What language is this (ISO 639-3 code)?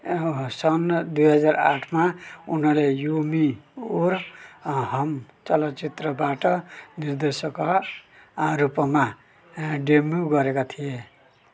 nep